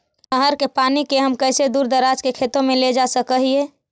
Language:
Magahi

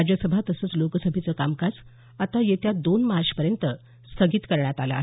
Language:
Marathi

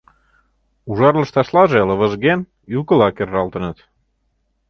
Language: Mari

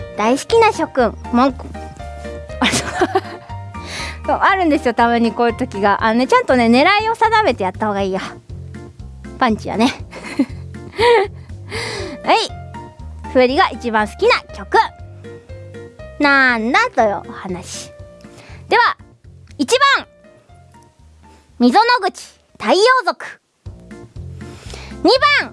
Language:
Japanese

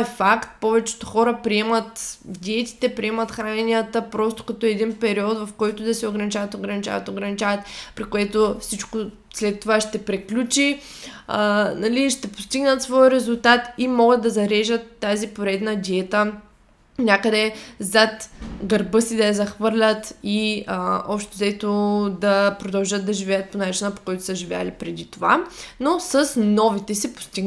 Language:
Bulgarian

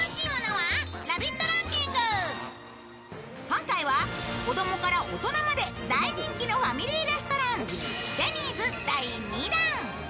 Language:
Japanese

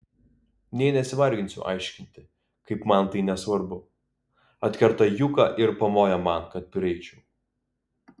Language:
Lithuanian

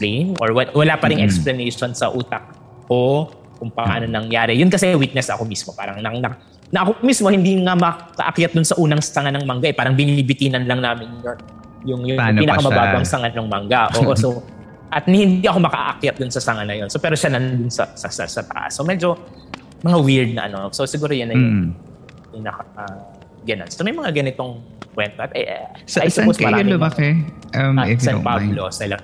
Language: Filipino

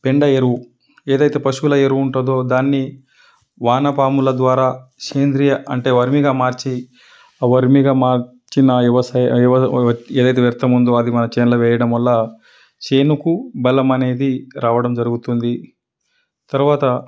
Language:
Telugu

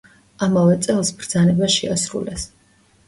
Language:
Georgian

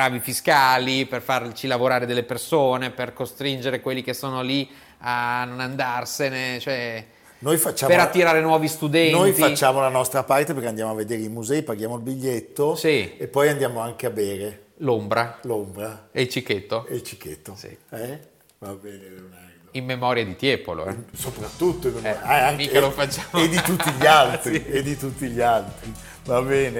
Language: Italian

